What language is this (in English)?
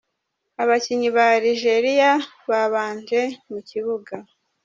Kinyarwanda